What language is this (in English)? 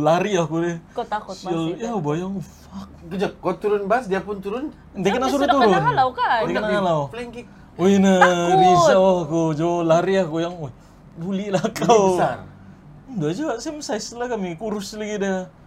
Malay